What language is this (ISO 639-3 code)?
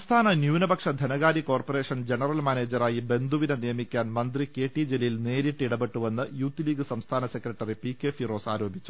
mal